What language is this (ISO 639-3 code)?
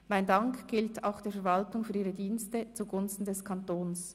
gsw